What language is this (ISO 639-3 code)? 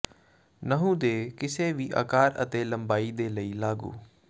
pan